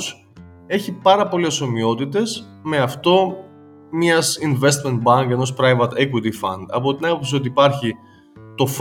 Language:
Greek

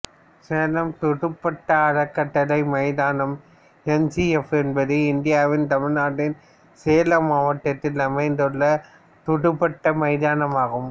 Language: Tamil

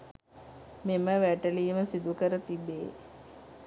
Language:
Sinhala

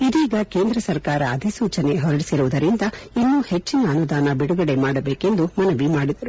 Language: Kannada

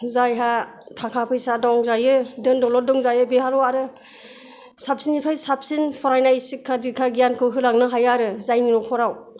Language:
Bodo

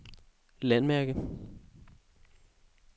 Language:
Danish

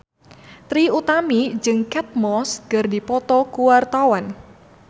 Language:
Sundanese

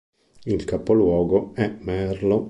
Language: Italian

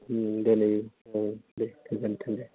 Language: Bodo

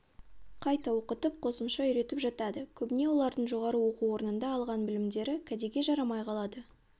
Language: Kazakh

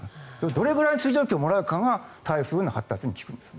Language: Japanese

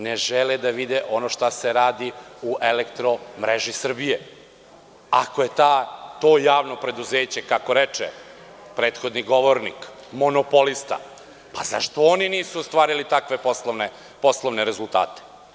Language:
Serbian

